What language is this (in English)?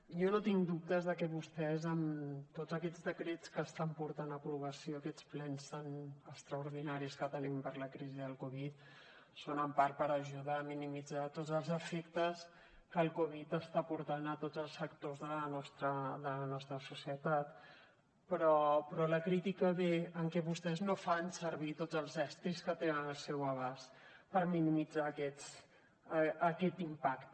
Catalan